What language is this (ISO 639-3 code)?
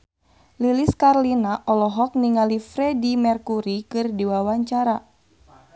sun